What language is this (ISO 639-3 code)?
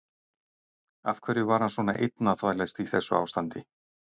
isl